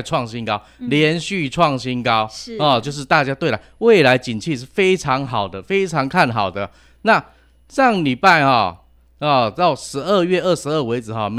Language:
Chinese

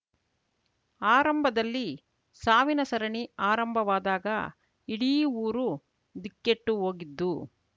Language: Kannada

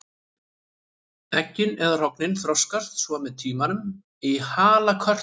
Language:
Icelandic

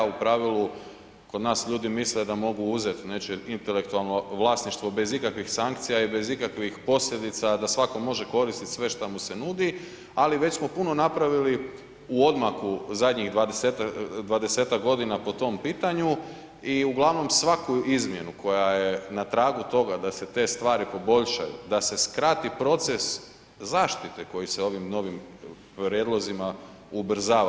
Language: Croatian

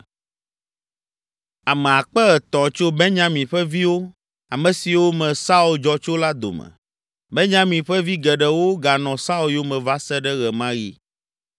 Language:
Ewe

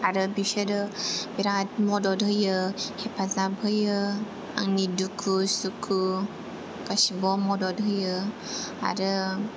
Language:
Bodo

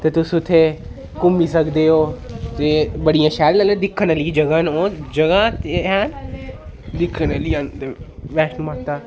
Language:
Dogri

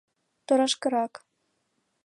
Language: Mari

